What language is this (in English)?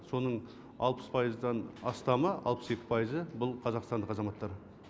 Kazakh